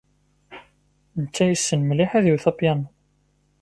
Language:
Kabyle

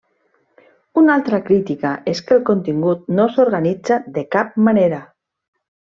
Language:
Catalan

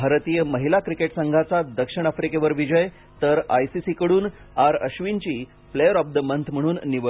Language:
Marathi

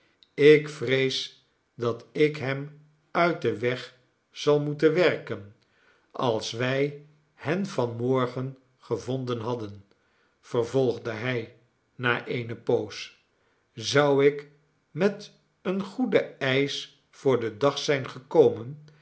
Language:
Dutch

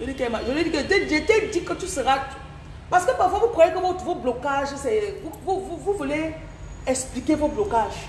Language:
French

